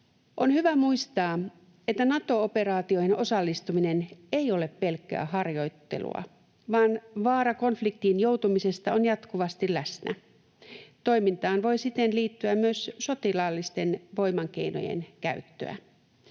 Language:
Finnish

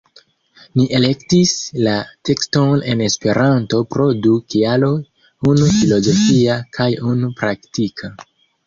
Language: Esperanto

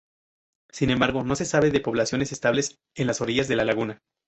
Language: Spanish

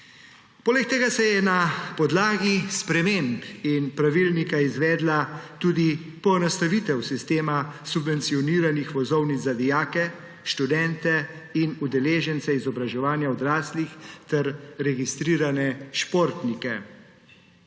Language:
Slovenian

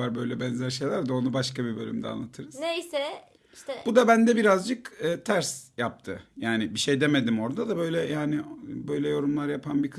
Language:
Turkish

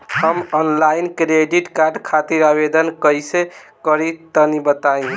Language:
Bhojpuri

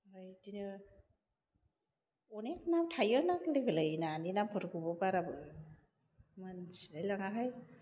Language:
Bodo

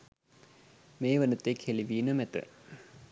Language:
Sinhala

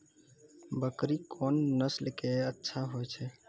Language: Maithili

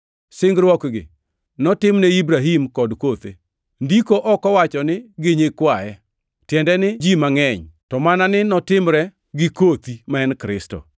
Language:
Luo (Kenya and Tanzania)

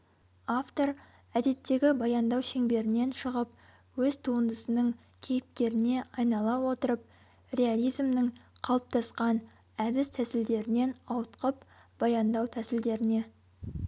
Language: Kazakh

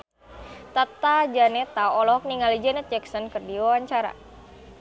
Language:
Sundanese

